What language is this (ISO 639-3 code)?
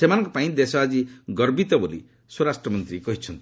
ori